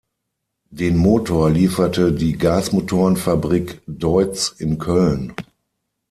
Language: German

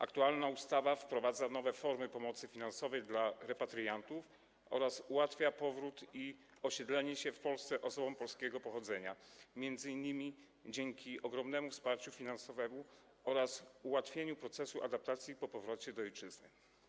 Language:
Polish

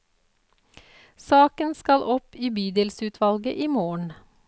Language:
Norwegian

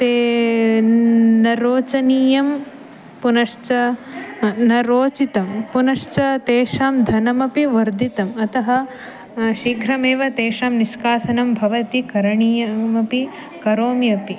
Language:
Sanskrit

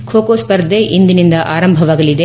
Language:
Kannada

